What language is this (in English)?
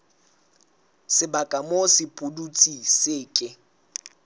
Southern Sotho